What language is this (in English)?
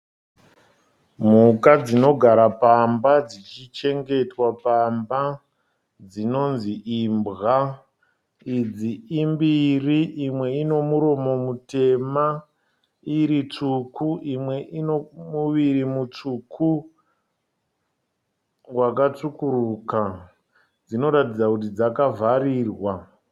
Shona